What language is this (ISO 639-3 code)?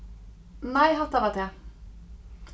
fao